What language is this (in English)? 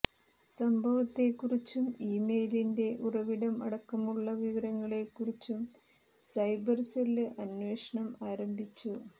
Malayalam